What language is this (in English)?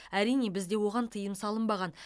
Kazakh